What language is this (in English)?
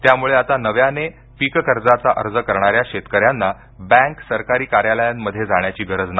Marathi